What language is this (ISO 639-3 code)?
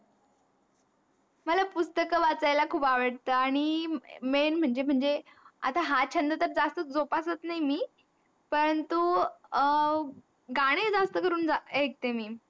mar